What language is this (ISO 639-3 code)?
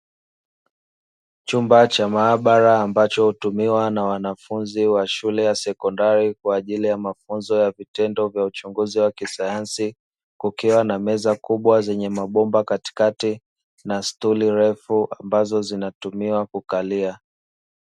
swa